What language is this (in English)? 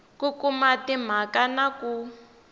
Tsonga